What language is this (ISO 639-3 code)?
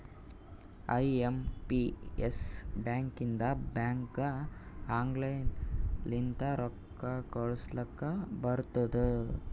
kan